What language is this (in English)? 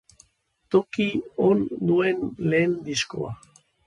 Basque